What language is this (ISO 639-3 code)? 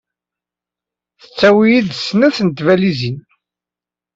kab